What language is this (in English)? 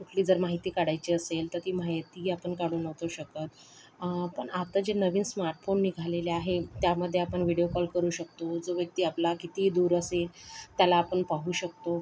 Marathi